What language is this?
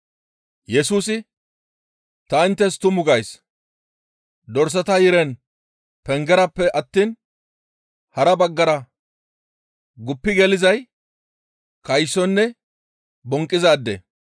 Gamo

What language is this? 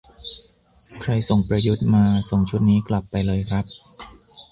Thai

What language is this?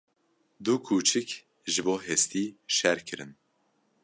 Kurdish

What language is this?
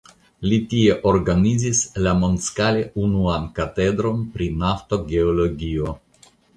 Esperanto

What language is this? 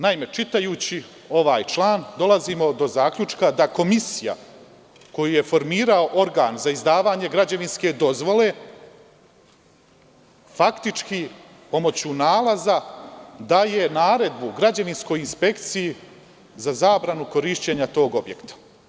Serbian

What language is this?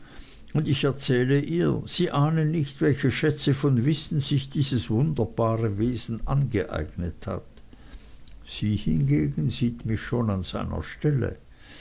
German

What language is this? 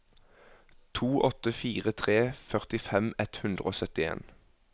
Norwegian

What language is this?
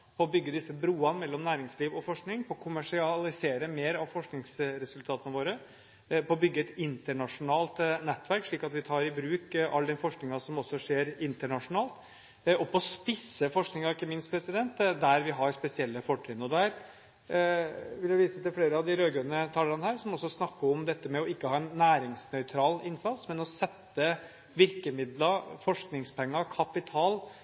Norwegian Bokmål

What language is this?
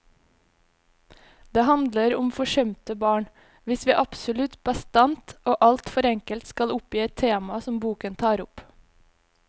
Norwegian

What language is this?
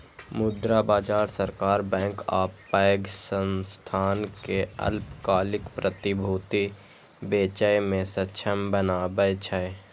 Maithili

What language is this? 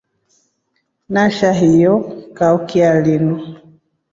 Rombo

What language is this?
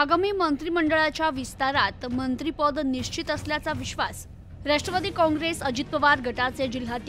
Marathi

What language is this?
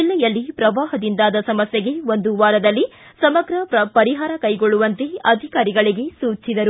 Kannada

